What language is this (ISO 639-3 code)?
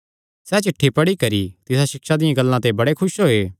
xnr